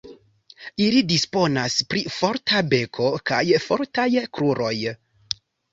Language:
Esperanto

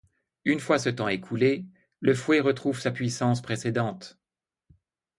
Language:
French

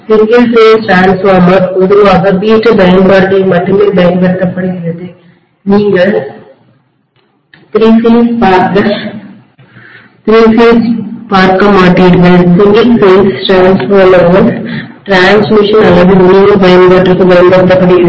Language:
Tamil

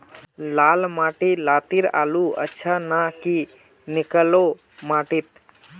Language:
Magahi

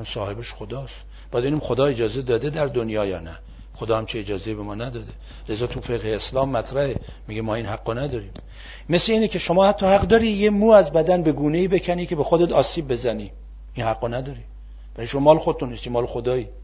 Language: Persian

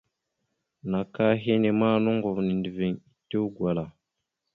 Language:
Mada (Cameroon)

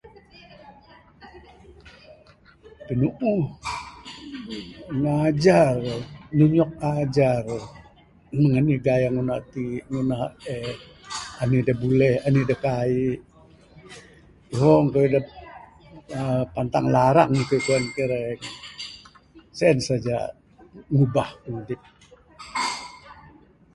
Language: Bukar-Sadung Bidayuh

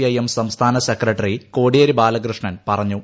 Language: Malayalam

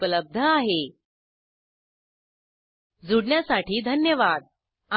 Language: Marathi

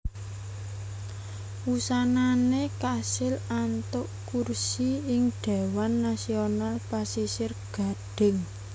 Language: Javanese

